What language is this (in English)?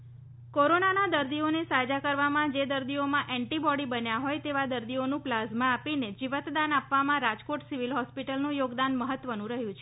Gujarati